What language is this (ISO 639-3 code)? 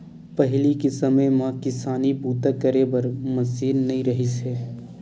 hne